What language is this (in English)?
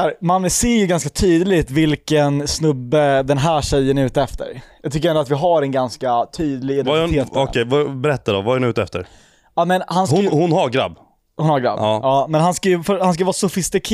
Swedish